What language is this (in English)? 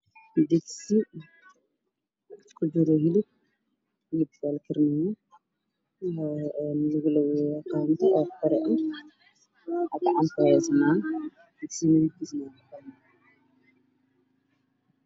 Somali